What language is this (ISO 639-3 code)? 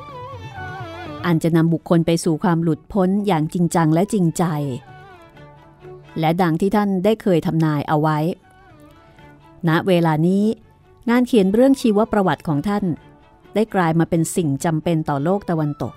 tha